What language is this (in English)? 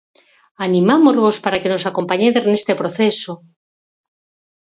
Galician